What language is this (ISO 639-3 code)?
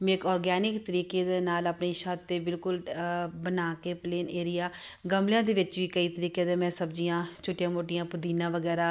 pan